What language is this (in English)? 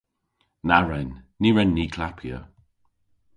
Cornish